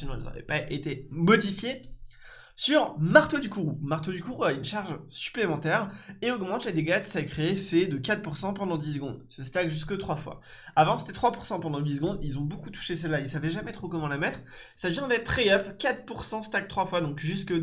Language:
French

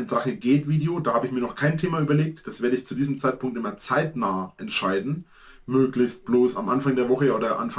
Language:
German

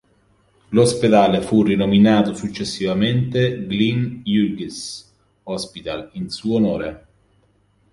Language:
Italian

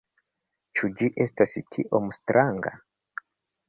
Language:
Esperanto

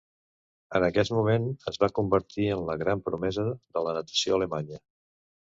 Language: Catalan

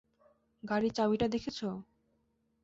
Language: Bangla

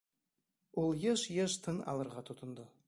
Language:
Bashkir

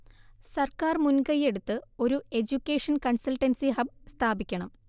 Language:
Malayalam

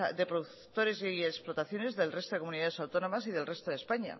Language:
Spanish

